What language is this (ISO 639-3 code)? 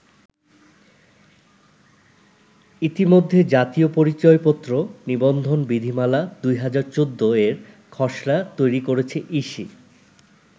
ben